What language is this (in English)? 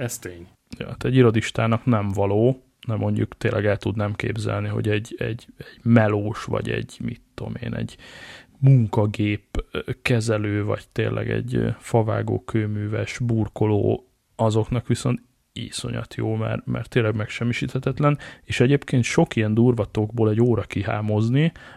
Hungarian